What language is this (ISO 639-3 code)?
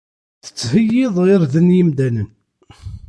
kab